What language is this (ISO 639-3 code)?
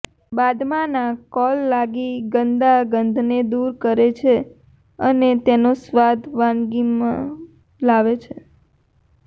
guj